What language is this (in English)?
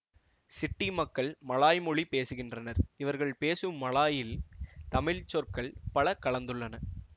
Tamil